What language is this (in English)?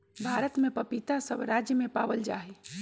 Magahi